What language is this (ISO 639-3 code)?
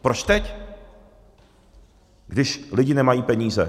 ces